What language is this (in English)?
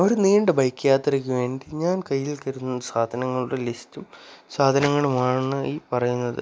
Malayalam